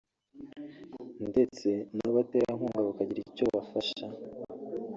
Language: Kinyarwanda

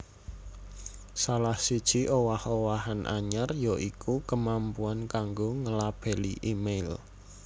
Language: Javanese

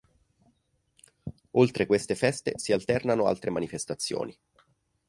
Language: Italian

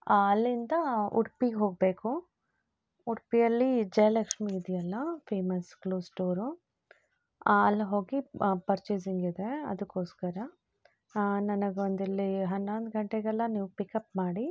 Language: Kannada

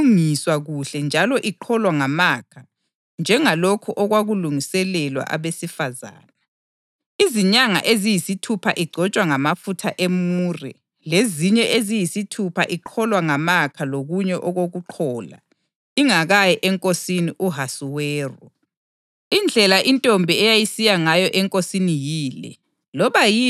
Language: North Ndebele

